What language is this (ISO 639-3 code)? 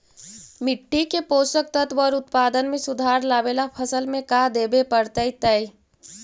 mag